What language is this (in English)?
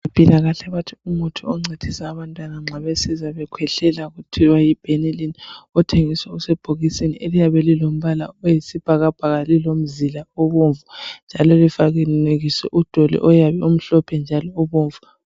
North Ndebele